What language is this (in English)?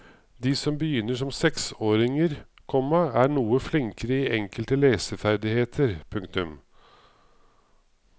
Norwegian